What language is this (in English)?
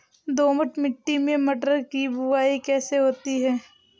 Hindi